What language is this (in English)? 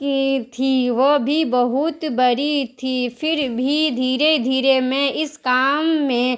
Urdu